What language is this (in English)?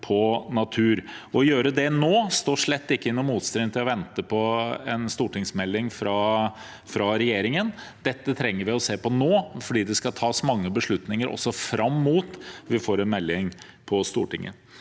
Norwegian